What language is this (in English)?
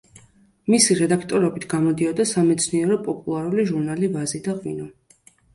Georgian